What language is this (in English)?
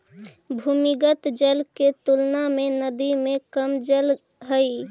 Magahi